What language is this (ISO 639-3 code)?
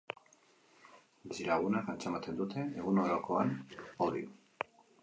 eus